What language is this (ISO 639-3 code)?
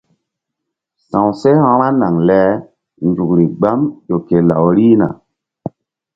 mdd